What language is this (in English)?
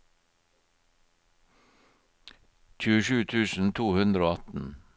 Norwegian